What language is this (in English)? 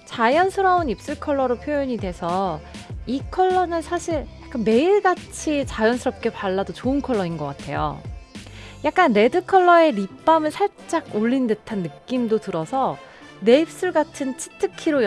Korean